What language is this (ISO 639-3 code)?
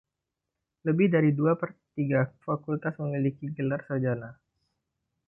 ind